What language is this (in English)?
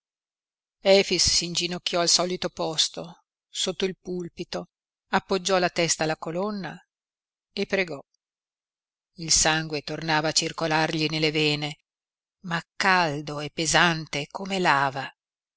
Italian